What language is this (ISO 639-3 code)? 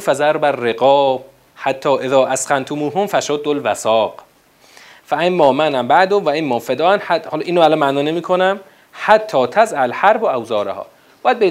fas